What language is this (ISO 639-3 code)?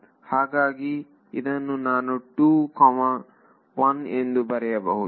kan